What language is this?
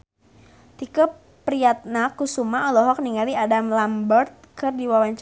Sundanese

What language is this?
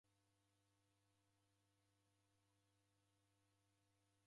Taita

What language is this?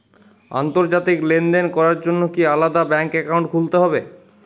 Bangla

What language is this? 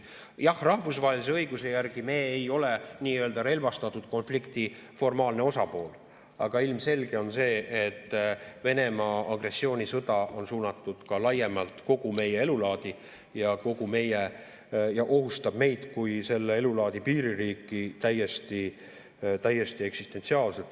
Estonian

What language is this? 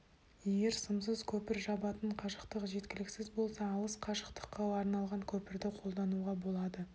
Kazakh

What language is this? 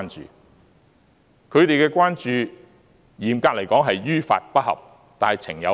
Cantonese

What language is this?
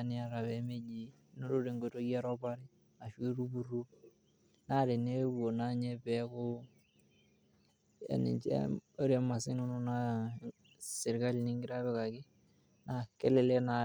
Masai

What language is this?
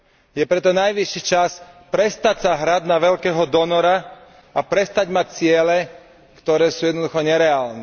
Slovak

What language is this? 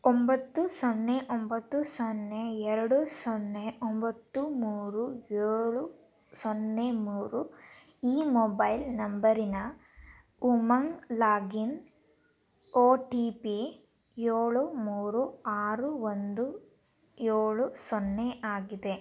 Kannada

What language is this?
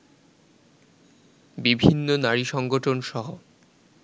Bangla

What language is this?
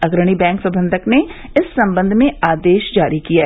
Hindi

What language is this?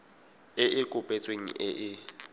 Tswana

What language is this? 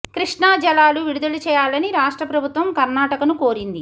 Telugu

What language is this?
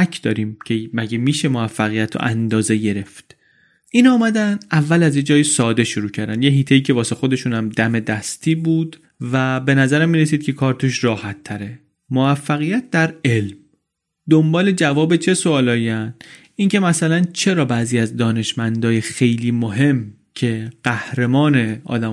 Persian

